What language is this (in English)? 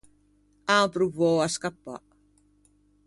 Ligurian